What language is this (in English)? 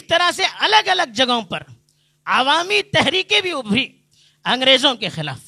Urdu